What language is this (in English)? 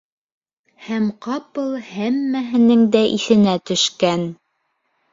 Bashkir